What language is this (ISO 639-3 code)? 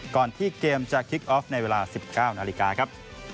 tha